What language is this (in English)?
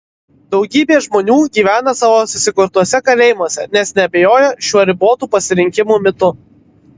Lithuanian